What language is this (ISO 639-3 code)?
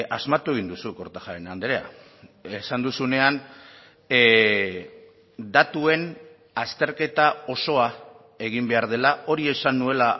eus